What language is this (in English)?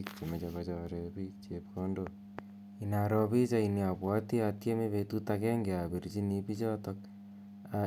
Kalenjin